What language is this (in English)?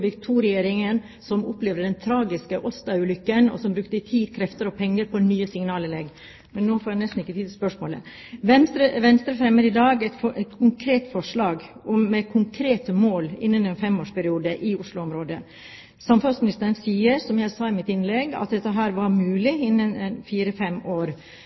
Norwegian Bokmål